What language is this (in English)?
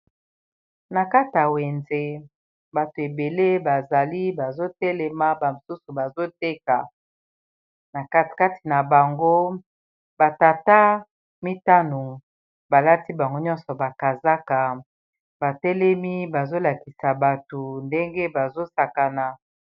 Lingala